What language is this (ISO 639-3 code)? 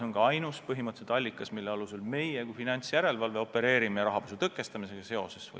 est